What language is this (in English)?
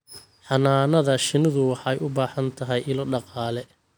Somali